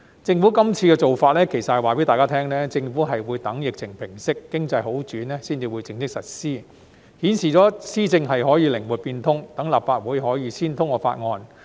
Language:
Cantonese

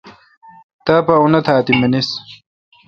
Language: Kalkoti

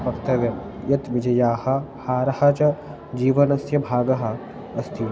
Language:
Sanskrit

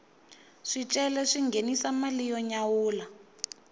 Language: Tsonga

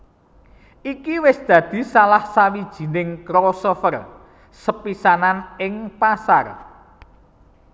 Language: Javanese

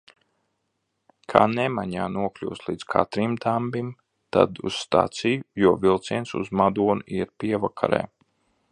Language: Latvian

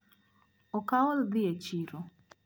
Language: Luo (Kenya and Tanzania)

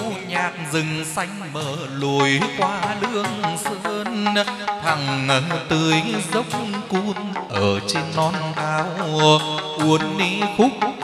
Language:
Vietnamese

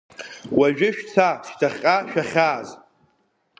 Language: Abkhazian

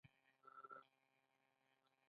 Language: Pashto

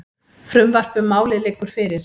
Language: Icelandic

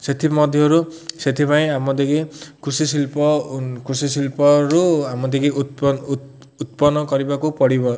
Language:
Odia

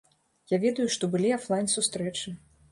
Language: Belarusian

